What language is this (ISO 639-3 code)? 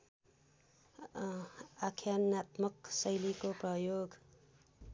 nep